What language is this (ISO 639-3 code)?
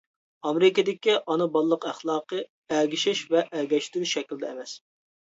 uig